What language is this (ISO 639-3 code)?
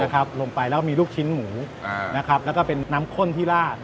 tha